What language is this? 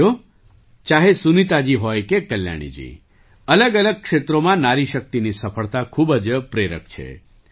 Gujarati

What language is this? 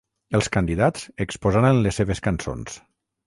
Catalan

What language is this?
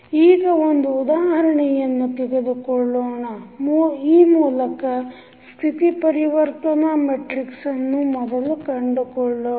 Kannada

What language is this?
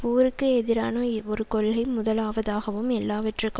Tamil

